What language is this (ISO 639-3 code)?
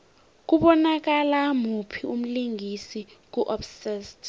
nbl